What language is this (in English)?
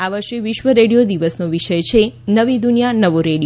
Gujarati